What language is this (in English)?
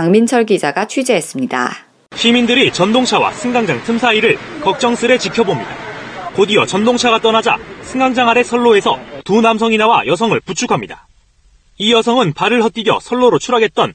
Korean